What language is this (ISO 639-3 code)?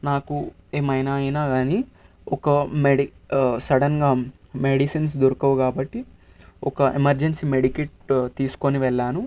tel